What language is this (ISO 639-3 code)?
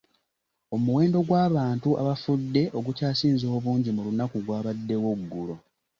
lug